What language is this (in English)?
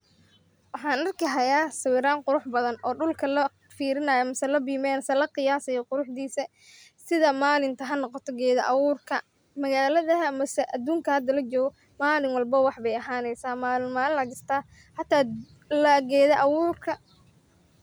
Somali